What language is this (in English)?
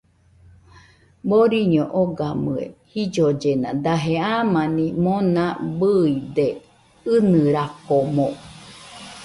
Nüpode Huitoto